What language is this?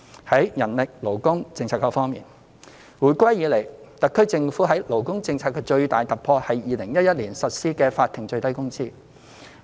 Cantonese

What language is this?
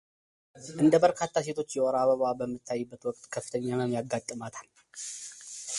Amharic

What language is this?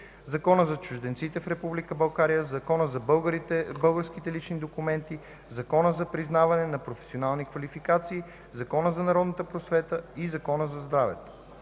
Bulgarian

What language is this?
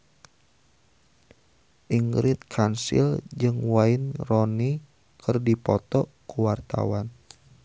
Sundanese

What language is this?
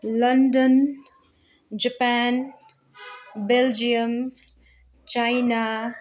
Nepali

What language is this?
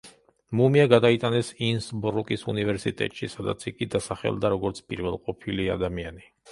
Georgian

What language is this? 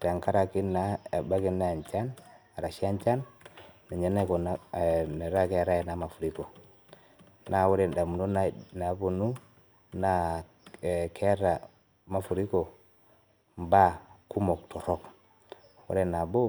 Masai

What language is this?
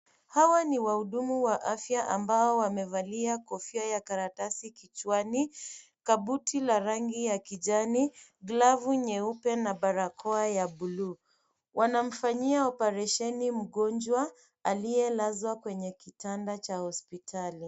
Swahili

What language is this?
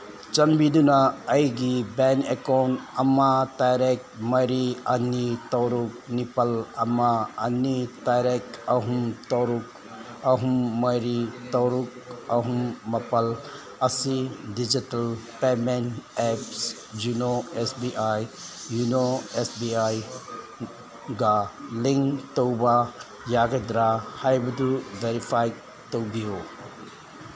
Manipuri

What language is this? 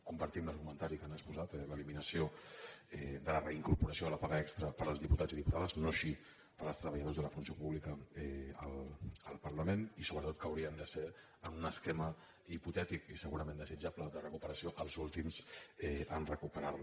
Catalan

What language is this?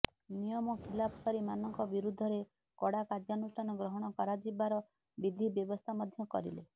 Odia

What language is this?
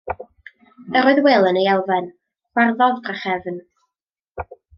Welsh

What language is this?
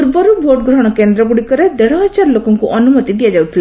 Odia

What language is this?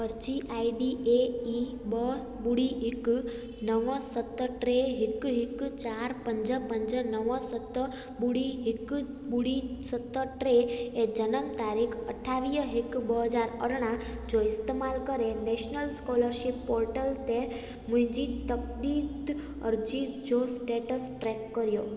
Sindhi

